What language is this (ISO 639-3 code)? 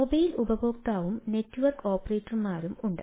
mal